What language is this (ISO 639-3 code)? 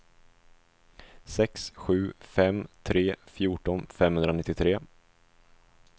swe